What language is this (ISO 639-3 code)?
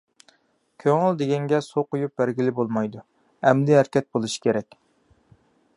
uig